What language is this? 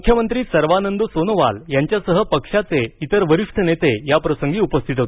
Marathi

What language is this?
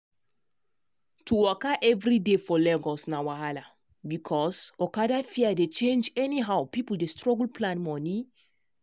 Nigerian Pidgin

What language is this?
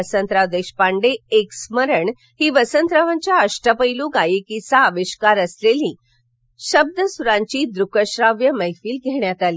Marathi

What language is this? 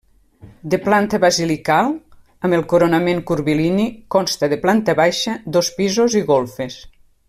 Catalan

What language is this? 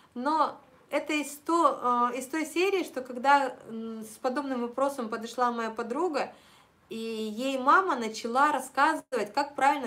Russian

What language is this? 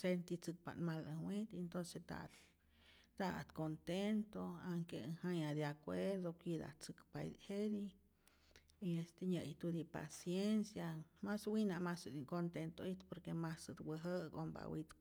Rayón Zoque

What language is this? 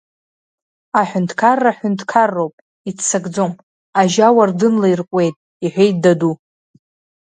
Abkhazian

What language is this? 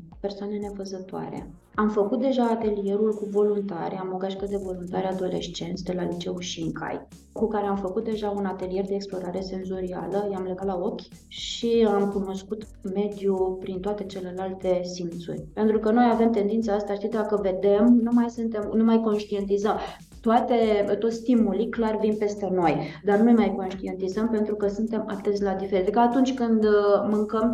Romanian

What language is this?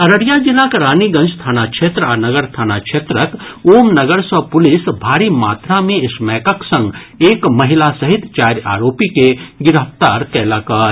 Maithili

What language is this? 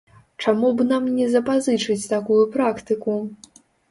Belarusian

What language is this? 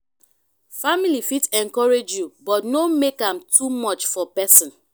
Nigerian Pidgin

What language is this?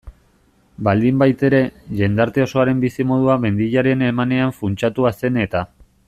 Basque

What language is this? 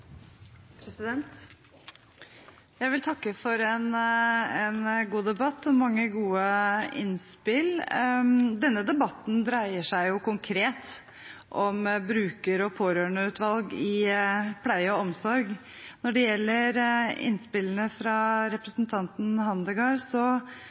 Norwegian Bokmål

